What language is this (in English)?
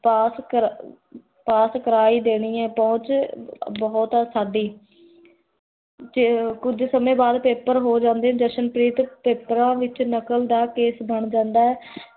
Punjabi